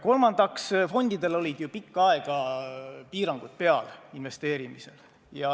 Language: Estonian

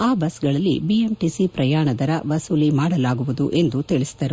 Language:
Kannada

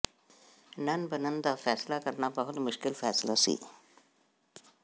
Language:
Punjabi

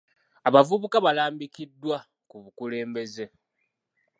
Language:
Ganda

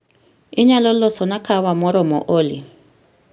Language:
Luo (Kenya and Tanzania)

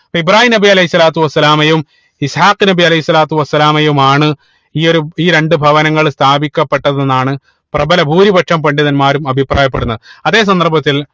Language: Malayalam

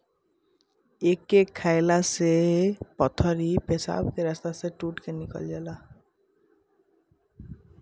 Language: Bhojpuri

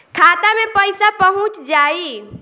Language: Bhojpuri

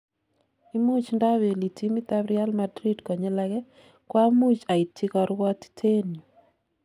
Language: Kalenjin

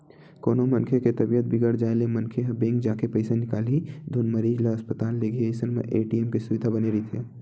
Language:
Chhattisgarhi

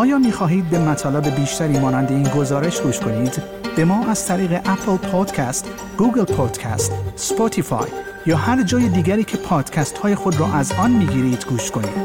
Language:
Persian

